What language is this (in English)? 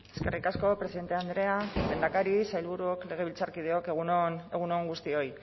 Basque